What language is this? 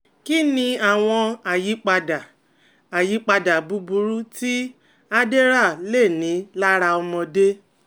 Yoruba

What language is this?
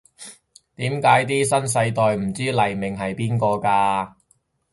Cantonese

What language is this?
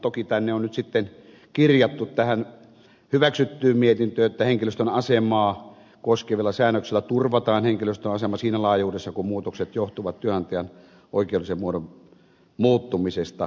Finnish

